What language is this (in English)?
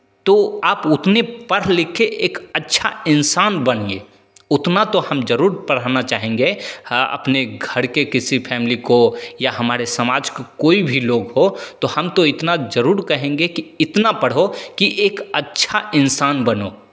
Hindi